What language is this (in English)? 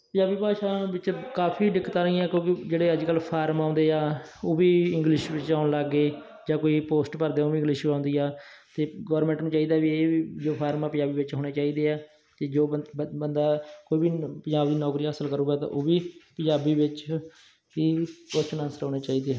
Punjabi